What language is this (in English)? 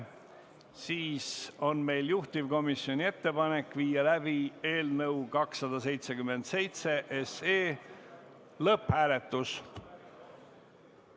Estonian